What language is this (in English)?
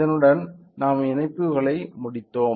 Tamil